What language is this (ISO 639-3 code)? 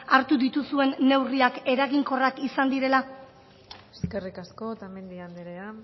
eus